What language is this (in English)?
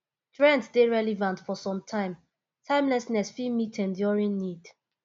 Nigerian Pidgin